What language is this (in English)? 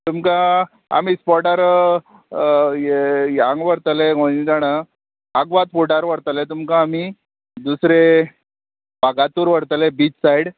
Konkani